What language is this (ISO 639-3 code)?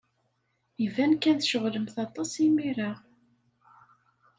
kab